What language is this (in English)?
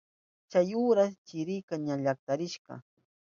Southern Pastaza Quechua